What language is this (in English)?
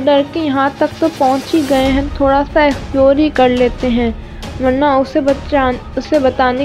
Urdu